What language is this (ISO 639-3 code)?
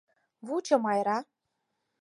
chm